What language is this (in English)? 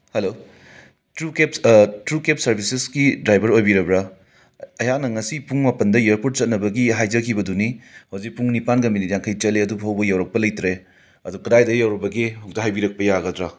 Manipuri